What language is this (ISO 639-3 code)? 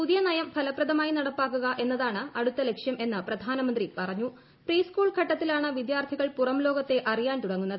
mal